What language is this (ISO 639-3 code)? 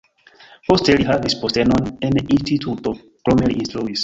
epo